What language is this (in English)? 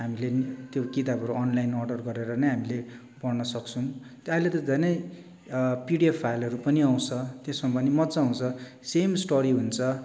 Nepali